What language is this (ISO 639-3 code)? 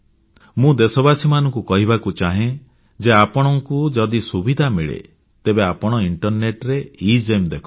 ori